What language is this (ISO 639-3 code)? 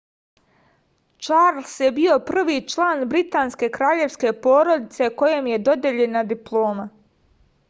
srp